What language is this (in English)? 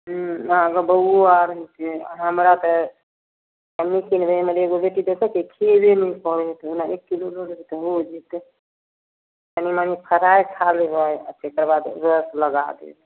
Maithili